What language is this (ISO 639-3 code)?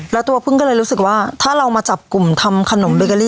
tha